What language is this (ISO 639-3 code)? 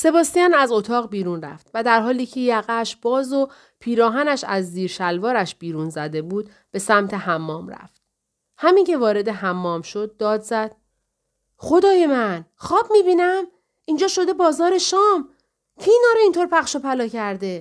fas